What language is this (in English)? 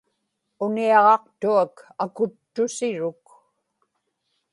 Inupiaq